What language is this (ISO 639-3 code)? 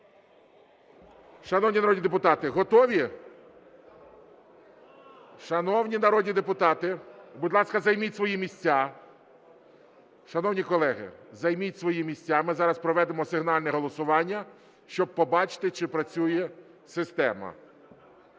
ukr